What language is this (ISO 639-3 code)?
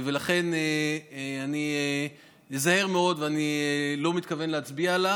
heb